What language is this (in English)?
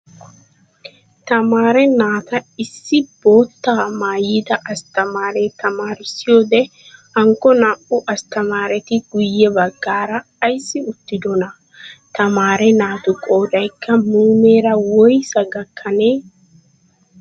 Wolaytta